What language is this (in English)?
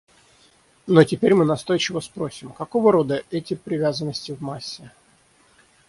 Russian